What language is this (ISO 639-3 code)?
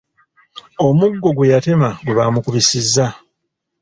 lug